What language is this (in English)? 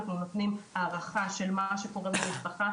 Hebrew